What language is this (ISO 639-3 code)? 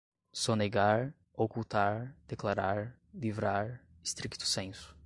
por